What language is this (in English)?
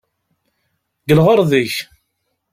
Kabyle